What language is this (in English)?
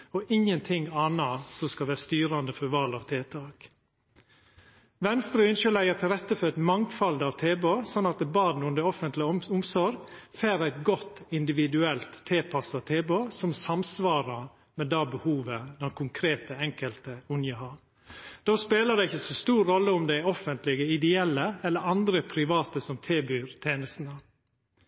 Norwegian Nynorsk